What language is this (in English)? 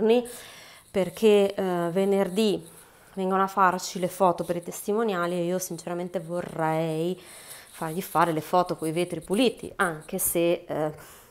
Italian